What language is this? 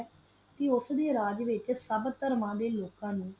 Punjabi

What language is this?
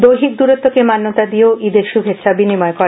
Bangla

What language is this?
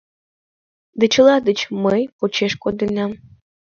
Mari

